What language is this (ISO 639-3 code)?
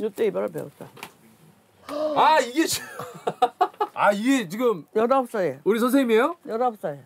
kor